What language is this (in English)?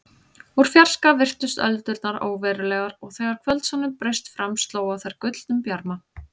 Icelandic